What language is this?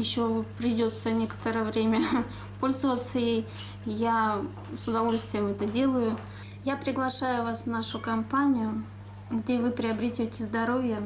Russian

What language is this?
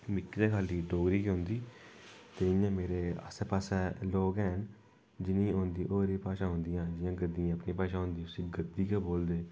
Dogri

